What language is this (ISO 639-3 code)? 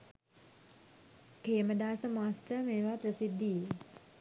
sin